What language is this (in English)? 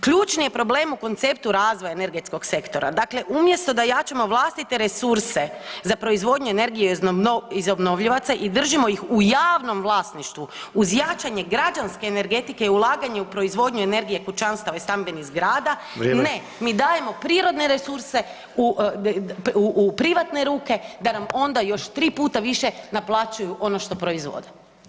Croatian